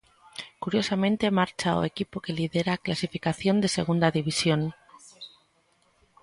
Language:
Galician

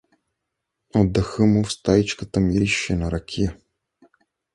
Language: Bulgarian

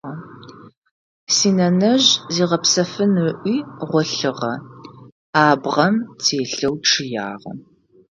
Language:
Adyghe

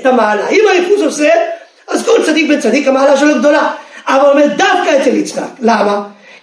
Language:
Hebrew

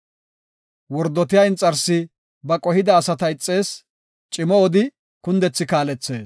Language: Gofa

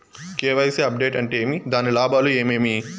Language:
Telugu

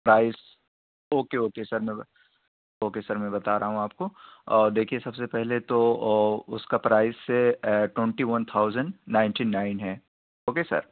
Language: Urdu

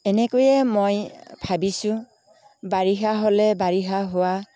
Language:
Assamese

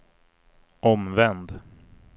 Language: Swedish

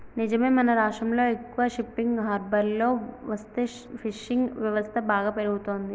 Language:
Telugu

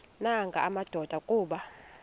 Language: Xhosa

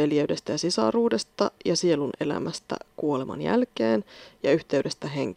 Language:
Finnish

